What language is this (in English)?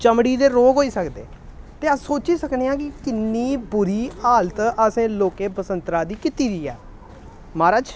Dogri